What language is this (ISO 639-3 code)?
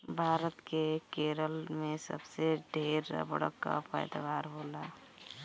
bho